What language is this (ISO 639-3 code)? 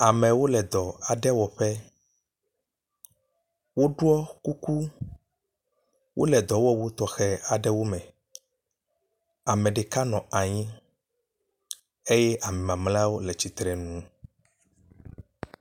ewe